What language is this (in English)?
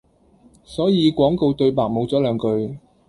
Cantonese